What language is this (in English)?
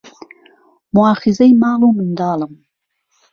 Central Kurdish